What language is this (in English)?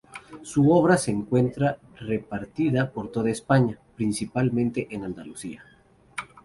Spanish